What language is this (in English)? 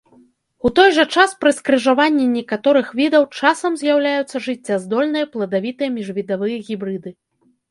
Belarusian